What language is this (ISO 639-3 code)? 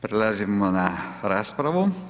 hrv